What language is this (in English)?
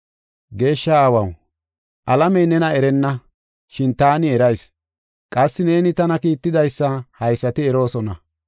Gofa